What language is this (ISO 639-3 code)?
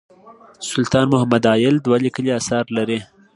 pus